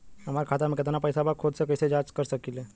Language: Bhojpuri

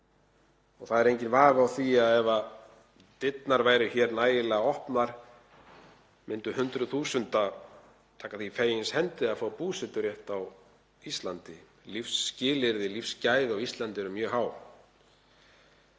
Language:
Icelandic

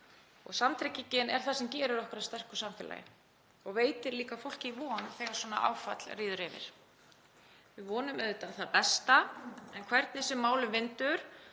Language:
Icelandic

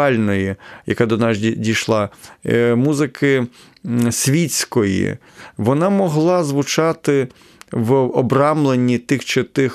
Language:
Ukrainian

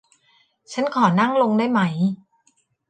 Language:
Thai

